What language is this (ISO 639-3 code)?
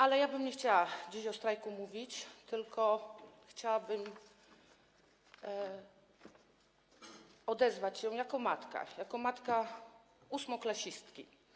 pol